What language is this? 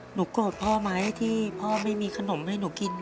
Thai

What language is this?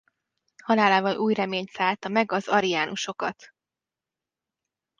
Hungarian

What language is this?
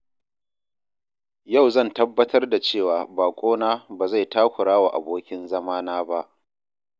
Hausa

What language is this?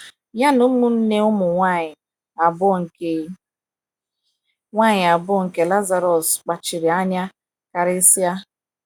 Igbo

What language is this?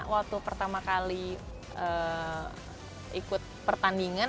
Indonesian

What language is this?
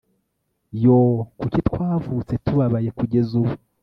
Kinyarwanda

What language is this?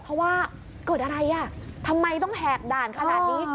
Thai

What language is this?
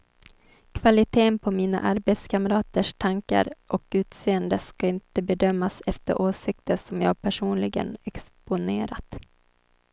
Swedish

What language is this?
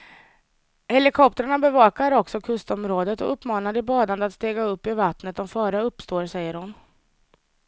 Swedish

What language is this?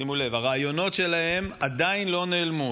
Hebrew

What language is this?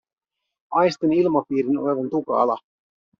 Finnish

